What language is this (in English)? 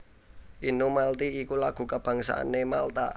Javanese